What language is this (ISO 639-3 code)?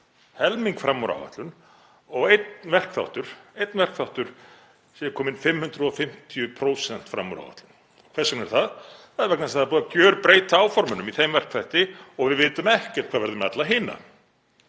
isl